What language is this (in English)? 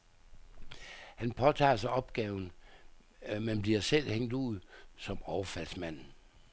Danish